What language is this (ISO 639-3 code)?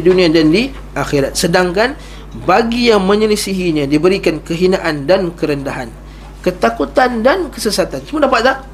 msa